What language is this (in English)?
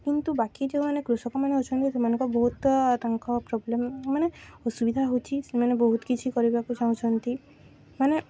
Odia